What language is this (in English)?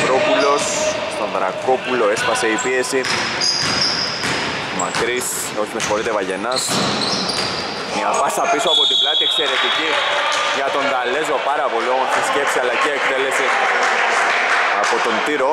Greek